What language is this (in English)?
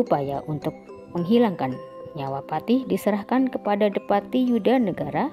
Indonesian